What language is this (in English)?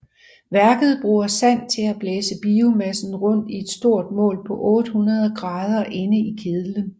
Danish